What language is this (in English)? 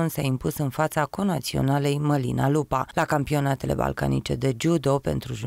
Romanian